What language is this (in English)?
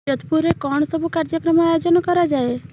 Odia